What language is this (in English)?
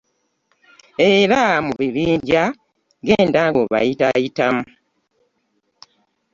Ganda